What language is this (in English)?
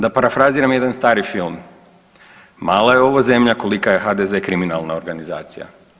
Croatian